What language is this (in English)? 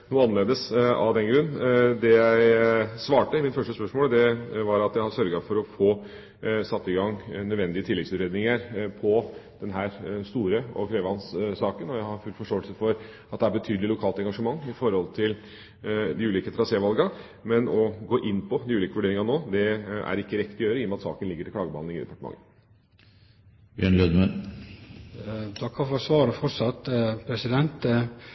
Norwegian